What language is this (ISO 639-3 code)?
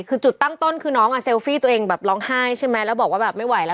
tha